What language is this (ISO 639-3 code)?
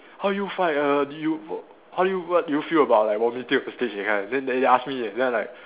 eng